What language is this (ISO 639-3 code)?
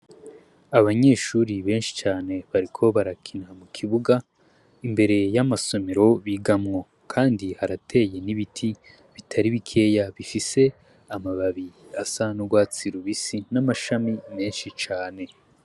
run